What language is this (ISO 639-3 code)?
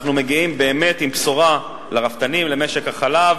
heb